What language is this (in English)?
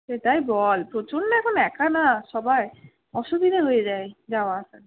Bangla